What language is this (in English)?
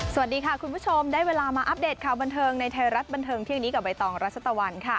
Thai